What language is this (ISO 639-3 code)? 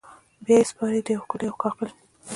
pus